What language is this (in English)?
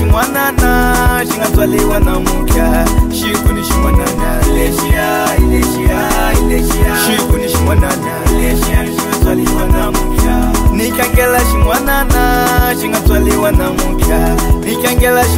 Arabic